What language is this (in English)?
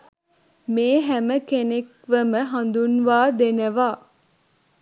Sinhala